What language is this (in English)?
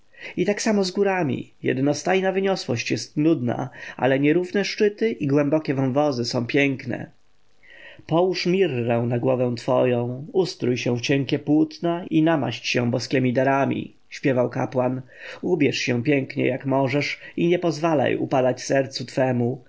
Polish